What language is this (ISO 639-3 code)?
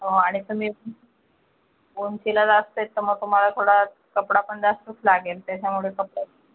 mar